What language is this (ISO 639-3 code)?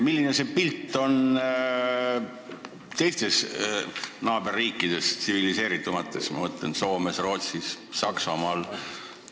est